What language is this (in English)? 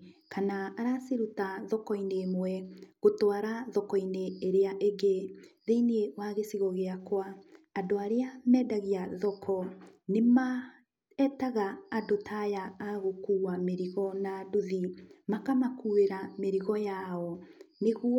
Kikuyu